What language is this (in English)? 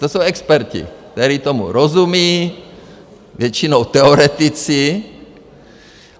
Czech